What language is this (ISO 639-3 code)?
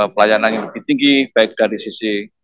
ind